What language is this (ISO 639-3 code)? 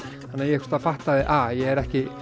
isl